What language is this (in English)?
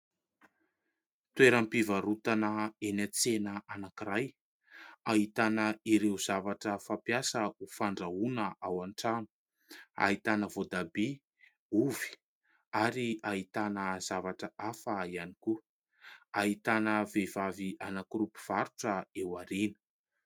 Malagasy